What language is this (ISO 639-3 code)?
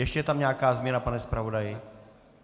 ces